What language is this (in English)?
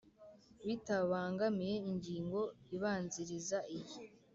Kinyarwanda